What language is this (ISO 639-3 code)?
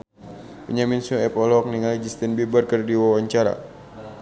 sun